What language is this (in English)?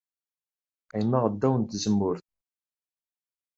Kabyle